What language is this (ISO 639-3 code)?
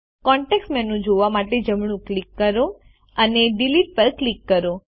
guj